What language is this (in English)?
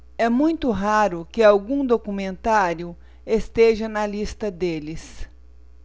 Portuguese